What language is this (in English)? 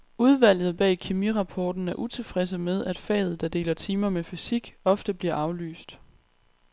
Danish